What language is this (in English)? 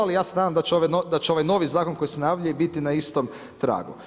Croatian